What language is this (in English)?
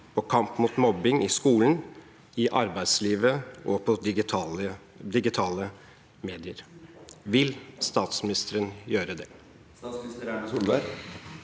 Norwegian